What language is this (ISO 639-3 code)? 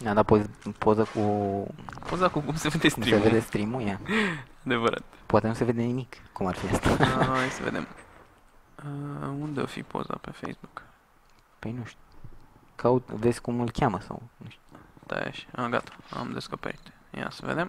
ron